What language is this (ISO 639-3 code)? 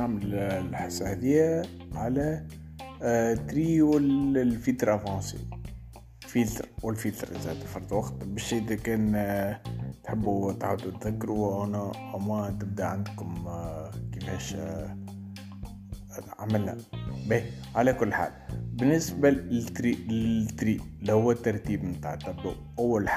ara